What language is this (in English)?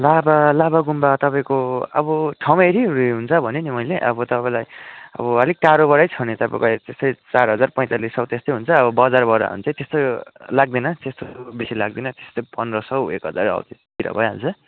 Nepali